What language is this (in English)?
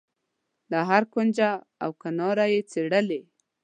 Pashto